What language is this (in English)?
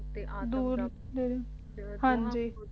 Punjabi